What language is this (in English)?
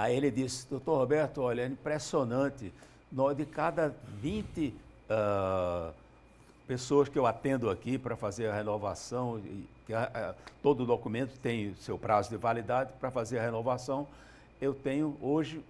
Portuguese